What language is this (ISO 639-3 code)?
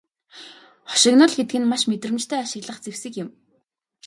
mon